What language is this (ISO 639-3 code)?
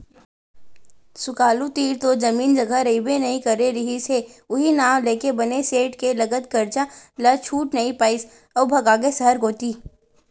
hne